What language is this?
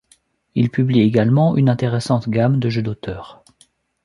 French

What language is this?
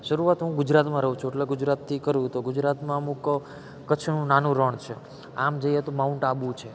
Gujarati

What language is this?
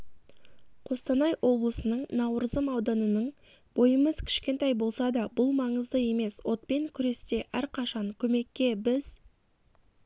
Kazakh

